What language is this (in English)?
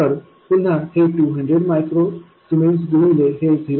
Marathi